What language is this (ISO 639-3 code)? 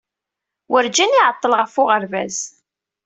kab